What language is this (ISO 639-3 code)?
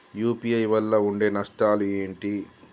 tel